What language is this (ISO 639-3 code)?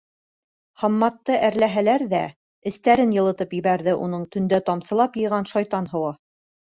bak